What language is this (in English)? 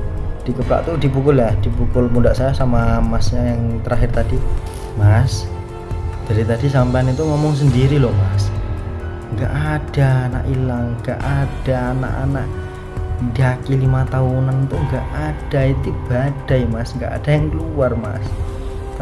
Indonesian